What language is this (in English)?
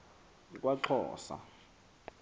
Xhosa